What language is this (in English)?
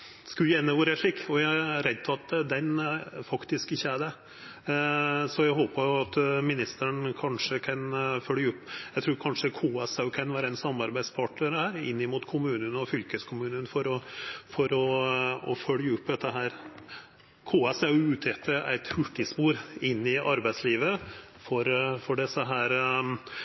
Norwegian Nynorsk